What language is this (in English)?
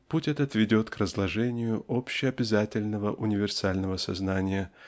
Russian